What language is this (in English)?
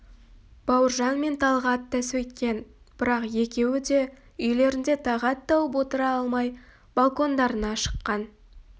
Kazakh